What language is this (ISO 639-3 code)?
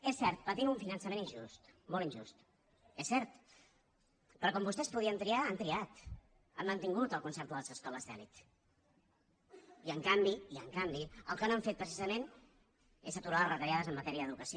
cat